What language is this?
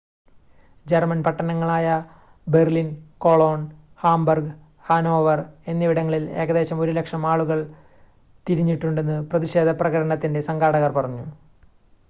Malayalam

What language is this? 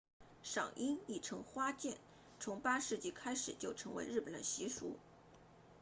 Chinese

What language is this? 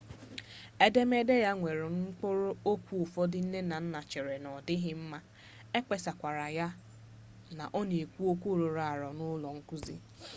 Igbo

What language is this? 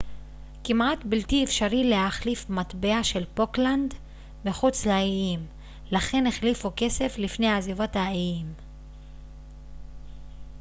Hebrew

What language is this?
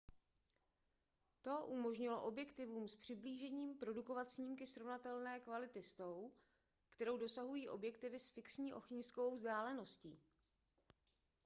Czech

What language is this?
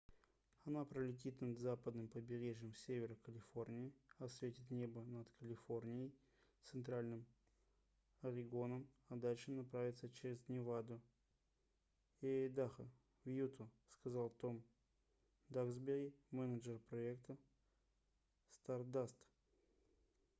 Russian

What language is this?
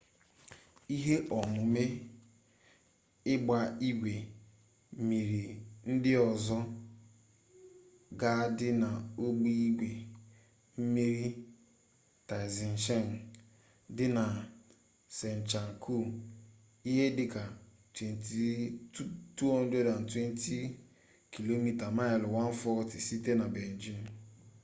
Igbo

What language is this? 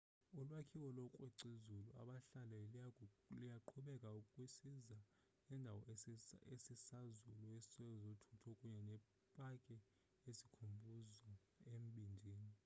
Xhosa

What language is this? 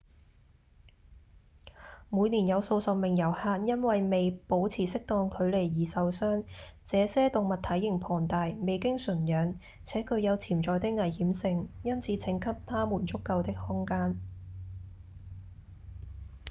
Cantonese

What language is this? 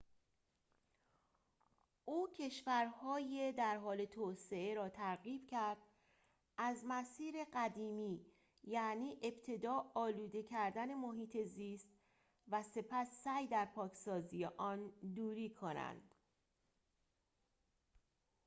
Persian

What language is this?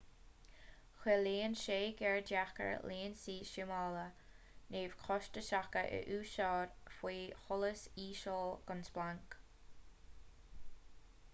Irish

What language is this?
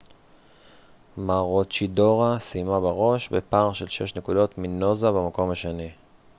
Hebrew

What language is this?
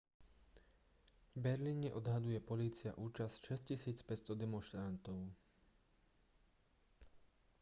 Slovak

